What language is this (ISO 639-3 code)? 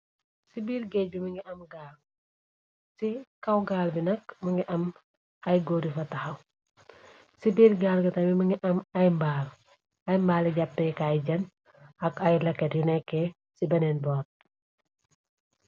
wol